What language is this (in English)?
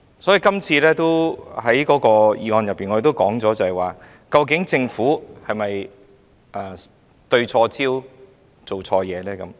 Cantonese